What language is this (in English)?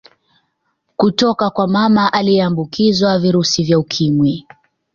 Swahili